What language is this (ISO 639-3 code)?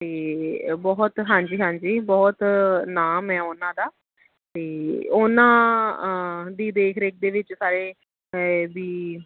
pan